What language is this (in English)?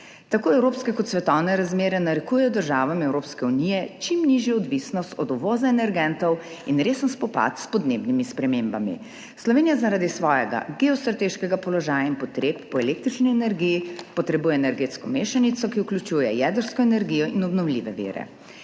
Slovenian